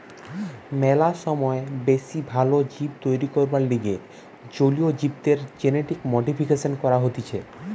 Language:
Bangla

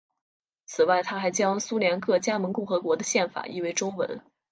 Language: Chinese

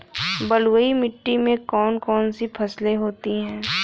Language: Hindi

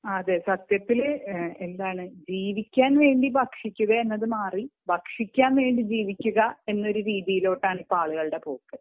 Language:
Malayalam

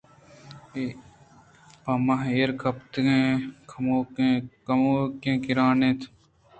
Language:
Eastern Balochi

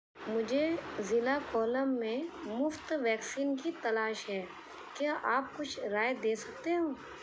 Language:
Urdu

